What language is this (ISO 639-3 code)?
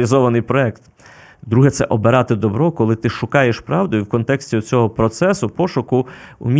ukr